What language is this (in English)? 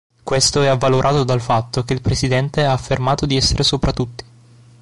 Italian